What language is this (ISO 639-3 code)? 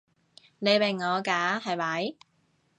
yue